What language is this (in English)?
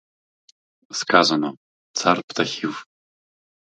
Ukrainian